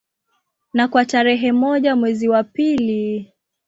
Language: Swahili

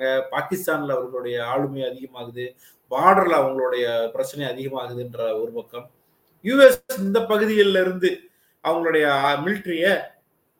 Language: Tamil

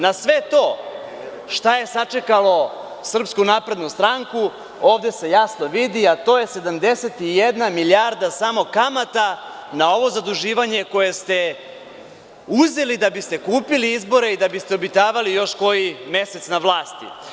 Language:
Serbian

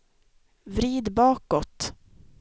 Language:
Swedish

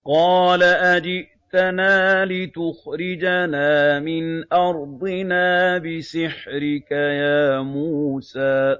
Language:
Arabic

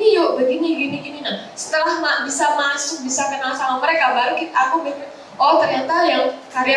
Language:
Indonesian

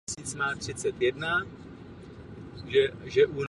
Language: Czech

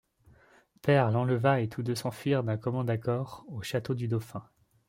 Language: French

